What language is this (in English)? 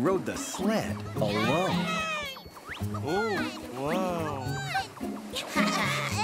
English